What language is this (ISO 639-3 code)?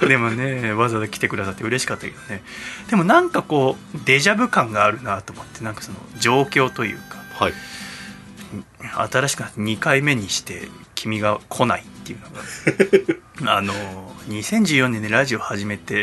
jpn